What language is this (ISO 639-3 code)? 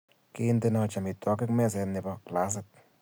kln